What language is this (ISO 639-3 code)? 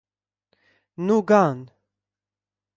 lav